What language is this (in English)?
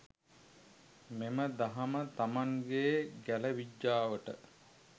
Sinhala